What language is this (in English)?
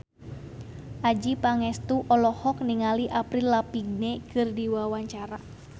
Sundanese